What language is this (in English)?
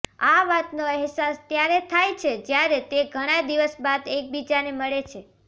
Gujarati